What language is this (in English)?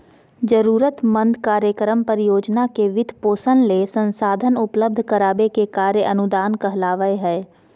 Magahi